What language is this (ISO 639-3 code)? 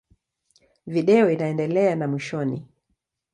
swa